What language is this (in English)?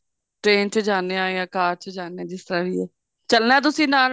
Punjabi